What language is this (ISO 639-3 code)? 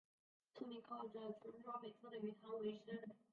zho